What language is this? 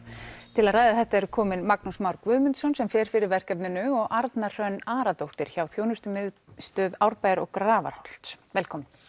Icelandic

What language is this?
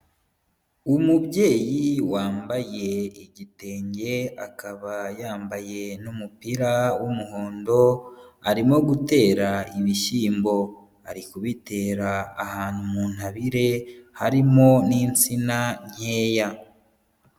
Kinyarwanda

